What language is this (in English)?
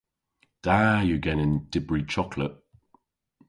Cornish